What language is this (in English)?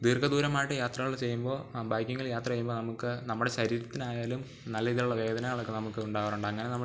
Malayalam